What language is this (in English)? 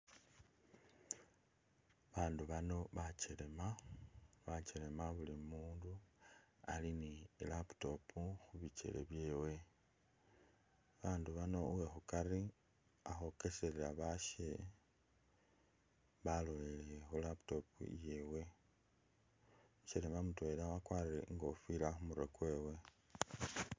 Masaaba